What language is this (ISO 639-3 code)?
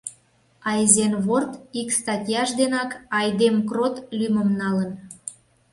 chm